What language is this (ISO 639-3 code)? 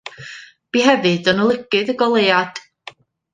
cym